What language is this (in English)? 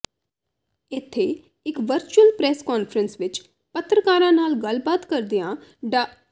Punjabi